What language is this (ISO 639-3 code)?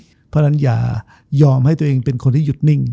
tha